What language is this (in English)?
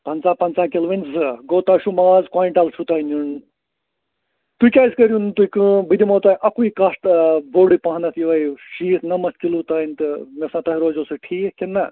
Kashmiri